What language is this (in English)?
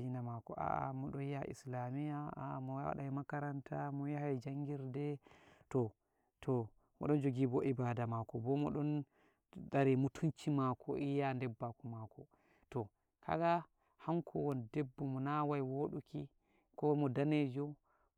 Nigerian Fulfulde